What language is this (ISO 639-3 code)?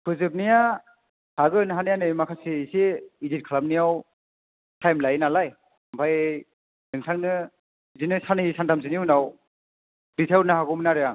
brx